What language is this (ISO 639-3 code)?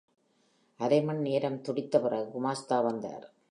tam